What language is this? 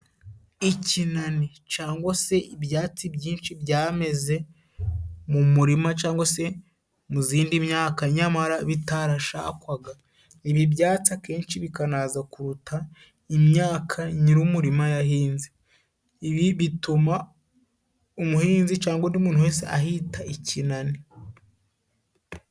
Kinyarwanda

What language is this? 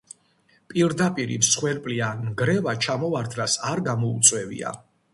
Georgian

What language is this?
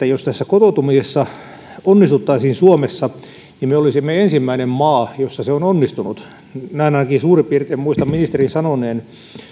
Finnish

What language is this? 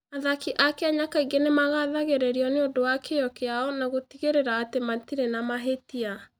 Kikuyu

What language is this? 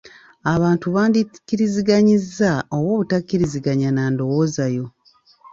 Ganda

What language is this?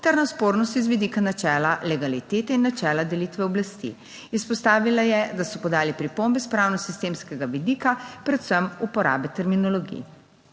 Slovenian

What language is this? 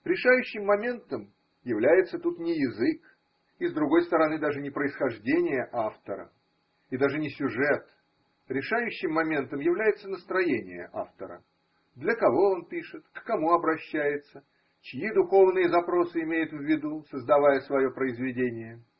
Russian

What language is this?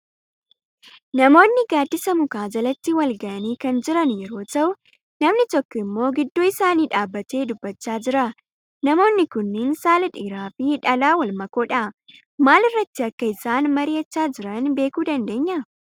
Oromo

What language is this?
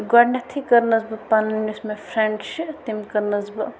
Kashmiri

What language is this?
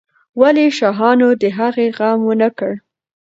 Pashto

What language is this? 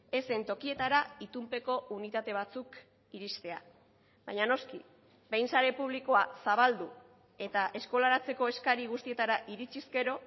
Basque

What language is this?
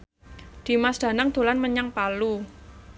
Javanese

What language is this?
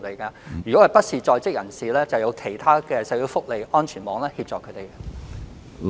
Cantonese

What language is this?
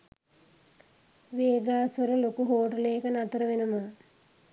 Sinhala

